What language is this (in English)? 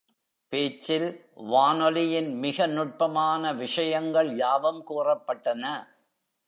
Tamil